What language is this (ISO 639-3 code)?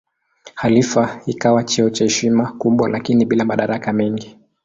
swa